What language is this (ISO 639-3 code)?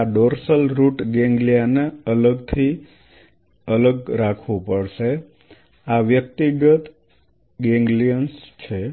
guj